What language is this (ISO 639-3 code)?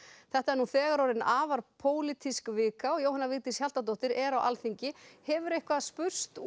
isl